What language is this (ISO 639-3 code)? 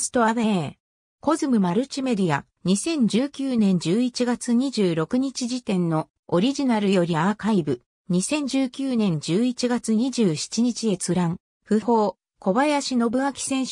jpn